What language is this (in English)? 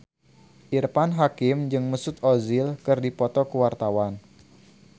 Sundanese